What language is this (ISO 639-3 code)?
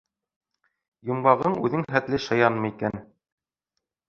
bak